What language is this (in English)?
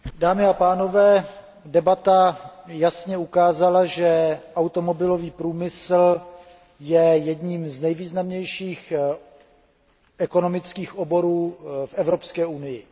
Czech